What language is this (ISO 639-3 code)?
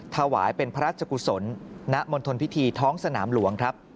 tha